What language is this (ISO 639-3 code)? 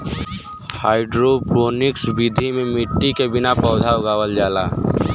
bho